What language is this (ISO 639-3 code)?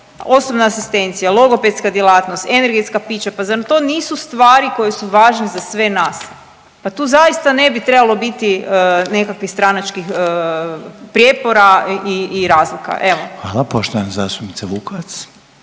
hrv